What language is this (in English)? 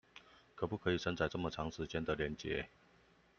Chinese